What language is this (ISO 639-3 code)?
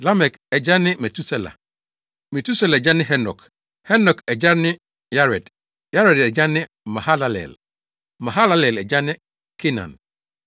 aka